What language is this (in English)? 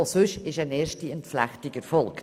Swiss German